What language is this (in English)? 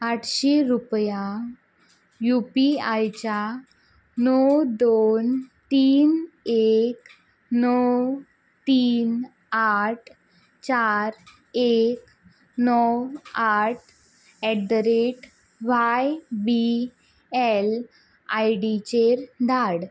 Konkani